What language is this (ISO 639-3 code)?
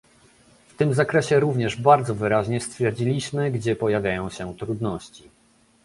pol